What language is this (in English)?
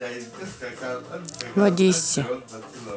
Russian